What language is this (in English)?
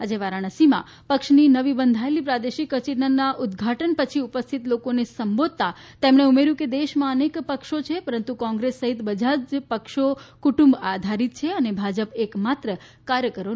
Gujarati